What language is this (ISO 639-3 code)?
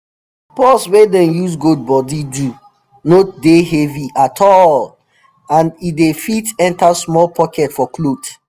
pcm